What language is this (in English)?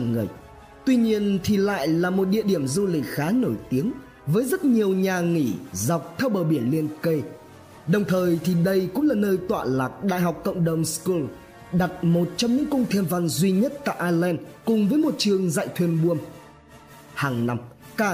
Vietnamese